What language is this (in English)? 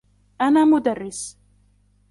Arabic